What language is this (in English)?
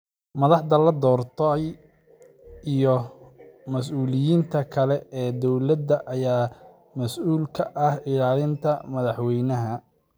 Somali